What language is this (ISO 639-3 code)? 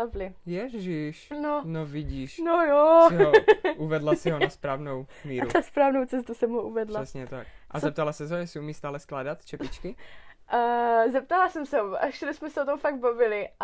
ces